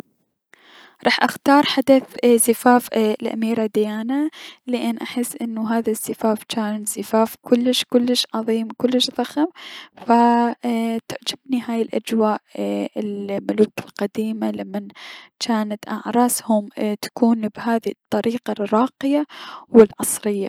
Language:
Mesopotamian Arabic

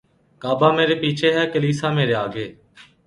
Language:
Urdu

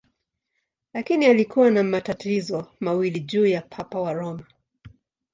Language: Swahili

